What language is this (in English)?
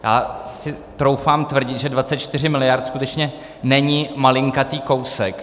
Czech